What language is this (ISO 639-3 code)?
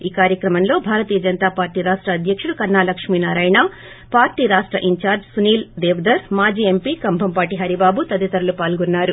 tel